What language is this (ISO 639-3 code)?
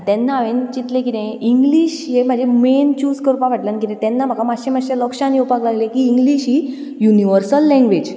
kok